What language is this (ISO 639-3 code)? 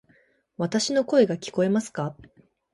jpn